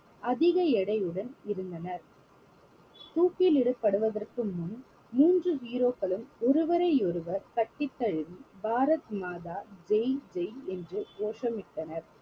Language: Tamil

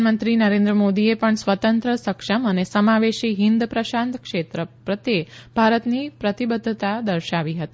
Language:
Gujarati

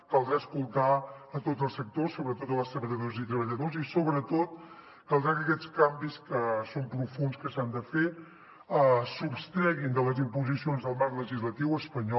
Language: Catalan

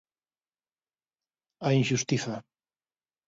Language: Galician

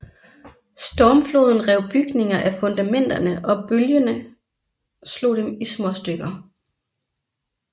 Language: Danish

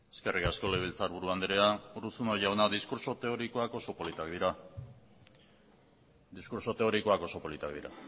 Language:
Basque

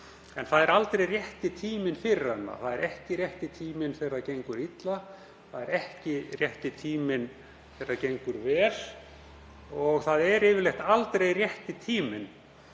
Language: Icelandic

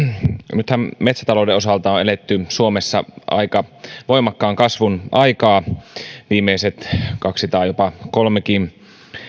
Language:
Finnish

